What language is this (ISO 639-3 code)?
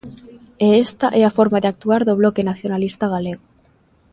glg